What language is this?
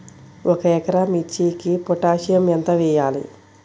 Telugu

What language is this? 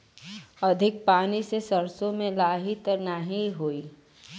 Bhojpuri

